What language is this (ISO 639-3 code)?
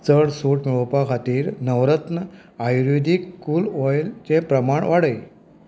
kok